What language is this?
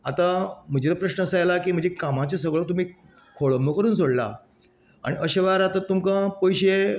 Konkani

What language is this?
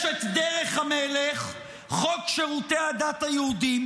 Hebrew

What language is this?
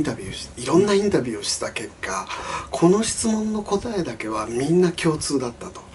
Japanese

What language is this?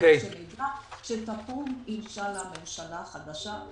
Hebrew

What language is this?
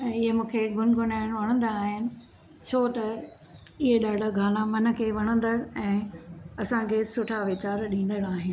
Sindhi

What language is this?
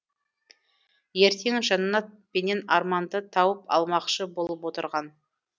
Kazakh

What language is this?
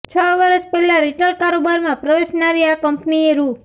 Gujarati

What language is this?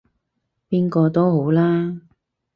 Cantonese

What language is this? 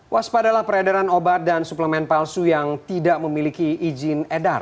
Indonesian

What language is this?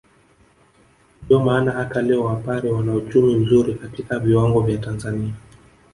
Swahili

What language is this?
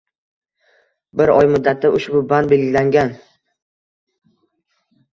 Uzbek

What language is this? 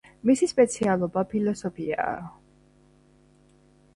Georgian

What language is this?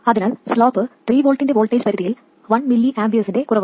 Malayalam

